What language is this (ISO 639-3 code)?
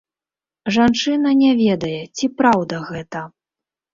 bel